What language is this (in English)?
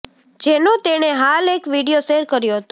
Gujarati